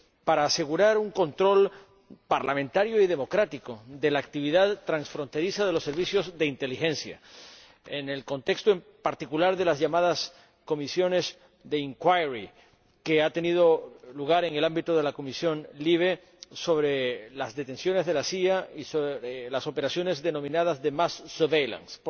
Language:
Spanish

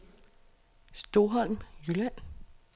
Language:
Danish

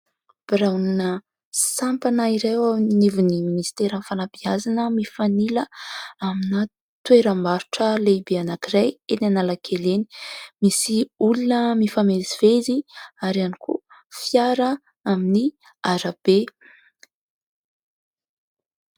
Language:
Malagasy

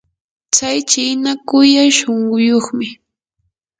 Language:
Yanahuanca Pasco Quechua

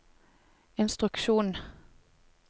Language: Norwegian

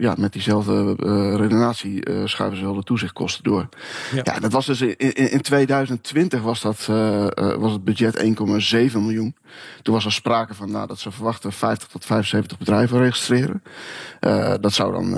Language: Dutch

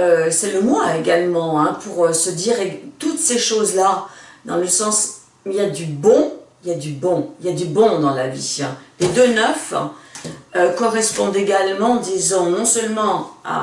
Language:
French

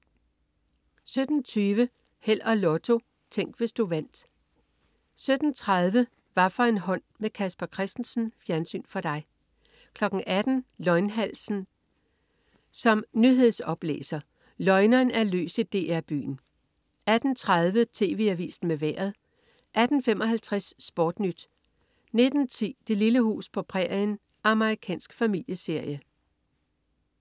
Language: Danish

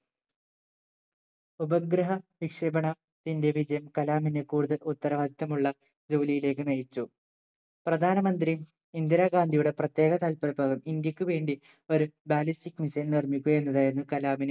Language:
Malayalam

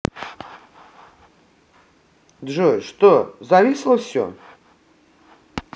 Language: Russian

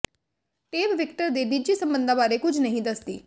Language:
Punjabi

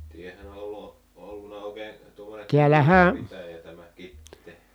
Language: Finnish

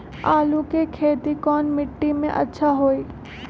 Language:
Magahi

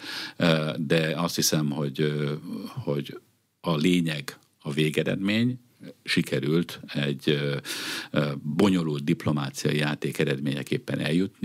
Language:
Hungarian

